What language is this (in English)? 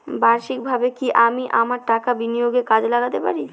Bangla